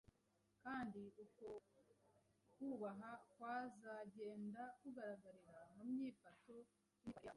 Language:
Kinyarwanda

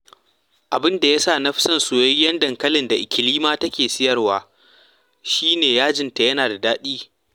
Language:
Hausa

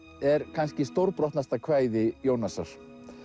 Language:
Icelandic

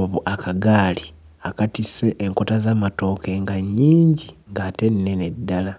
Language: Ganda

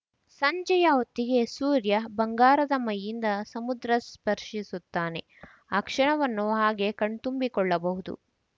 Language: Kannada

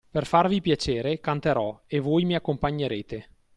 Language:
Italian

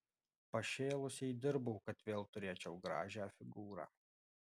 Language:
Lithuanian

